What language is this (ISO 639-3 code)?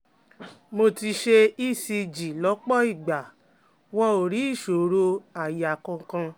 yor